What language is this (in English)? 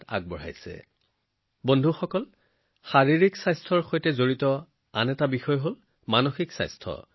Assamese